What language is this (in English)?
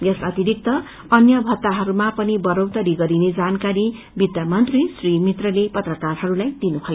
Nepali